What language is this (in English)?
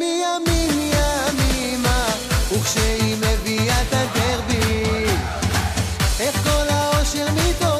Arabic